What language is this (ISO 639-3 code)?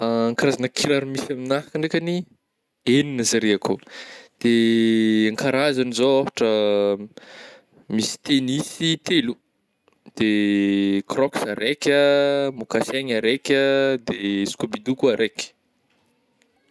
bmm